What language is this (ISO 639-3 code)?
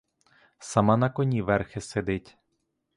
ukr